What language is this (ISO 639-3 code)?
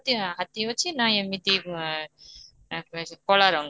ori